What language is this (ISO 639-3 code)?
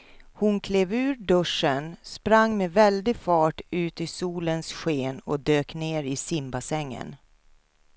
swe